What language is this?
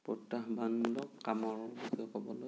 Assamese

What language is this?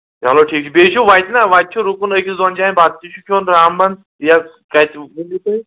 Kashmiri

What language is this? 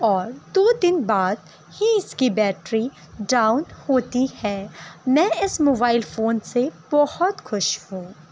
Urdu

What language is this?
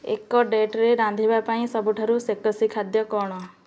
Odia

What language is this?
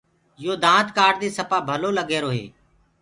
Gurgula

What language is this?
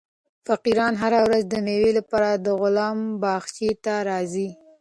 Pashto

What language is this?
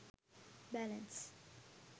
Sinhala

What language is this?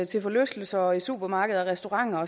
Danish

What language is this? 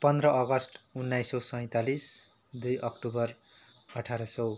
Nepali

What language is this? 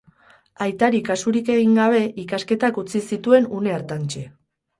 Basque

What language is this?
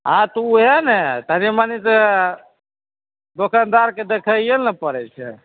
Maithili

